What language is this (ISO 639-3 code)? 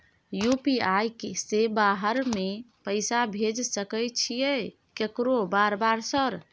mai